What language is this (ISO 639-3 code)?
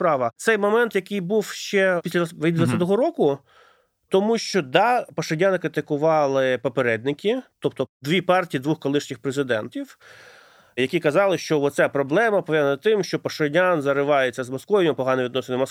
ukr